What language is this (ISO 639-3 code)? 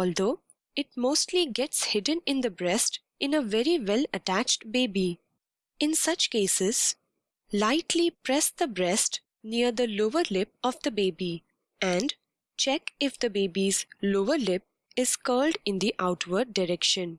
eng